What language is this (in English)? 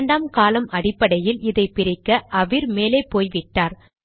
Tamil